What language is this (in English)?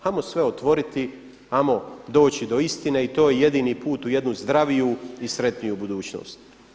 Croatian